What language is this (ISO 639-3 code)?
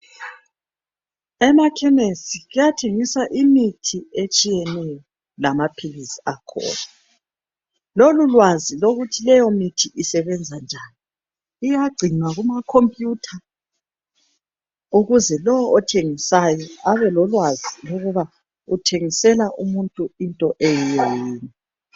nde